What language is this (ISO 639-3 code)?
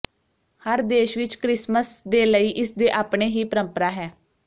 pan